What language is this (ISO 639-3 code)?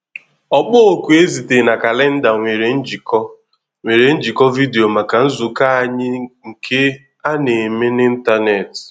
ibo